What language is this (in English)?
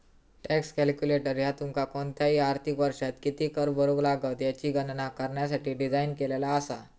Marathi